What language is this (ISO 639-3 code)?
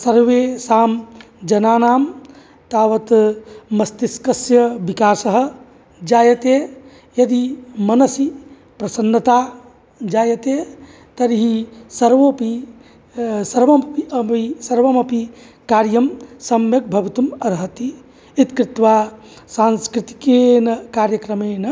san